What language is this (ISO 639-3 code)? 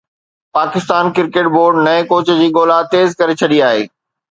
snd